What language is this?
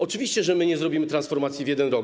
Polish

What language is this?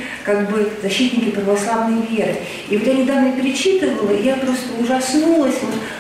Russian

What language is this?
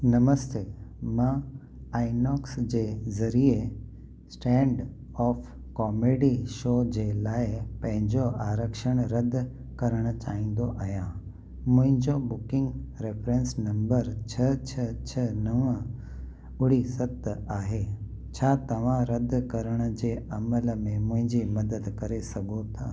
Sindhi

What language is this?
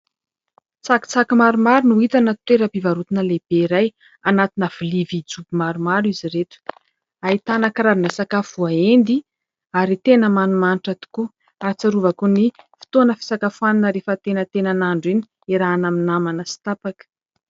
Malagasy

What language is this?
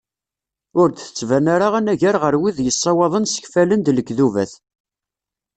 Kabyle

